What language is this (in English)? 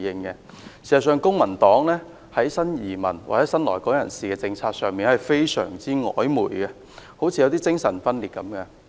Cantonese